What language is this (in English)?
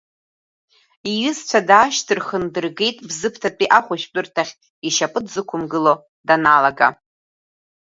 Abkhazian